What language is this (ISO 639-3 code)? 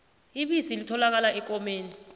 nbl